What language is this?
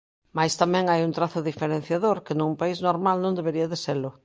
Galician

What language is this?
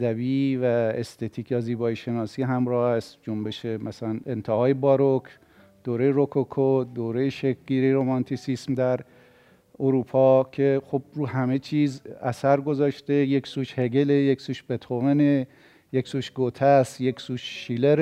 Persian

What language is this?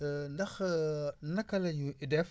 Wolof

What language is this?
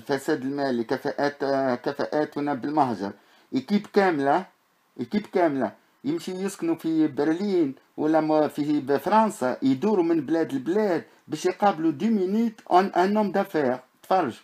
Arabic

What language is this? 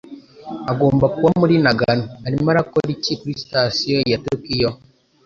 Kinyarwanda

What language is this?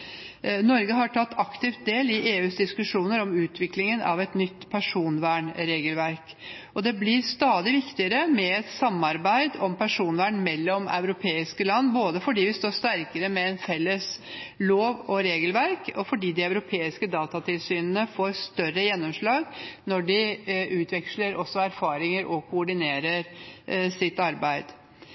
Norwegian Bokmål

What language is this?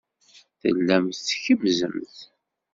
Kabyle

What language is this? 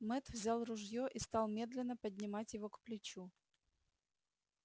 Russian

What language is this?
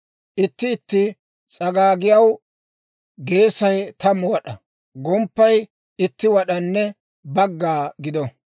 Dawro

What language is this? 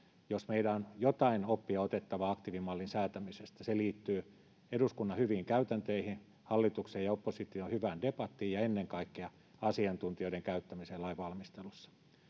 Finnish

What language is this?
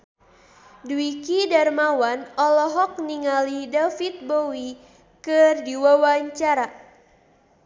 Sundanese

